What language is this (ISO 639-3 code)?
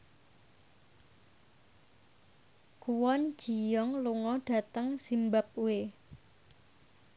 jav